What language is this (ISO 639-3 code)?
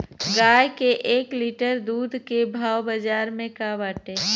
bho